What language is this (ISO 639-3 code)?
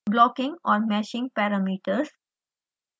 hin